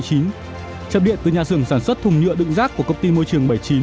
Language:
Vietnamese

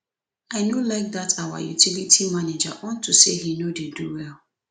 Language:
Nigerian Pidgin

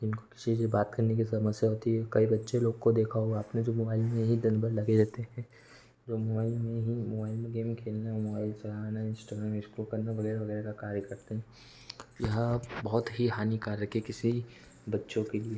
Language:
Hindi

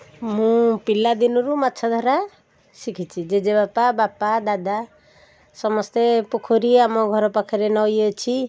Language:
Odia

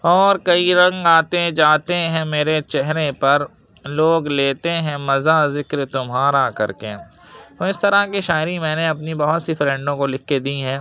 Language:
Urdu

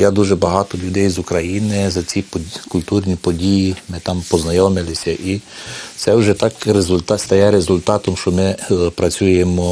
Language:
Ukrainian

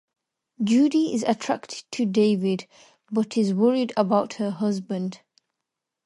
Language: English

